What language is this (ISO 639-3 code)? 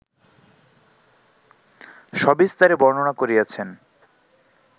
ben